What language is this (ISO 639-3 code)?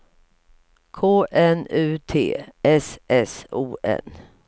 swe